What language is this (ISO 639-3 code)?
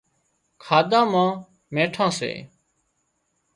kxp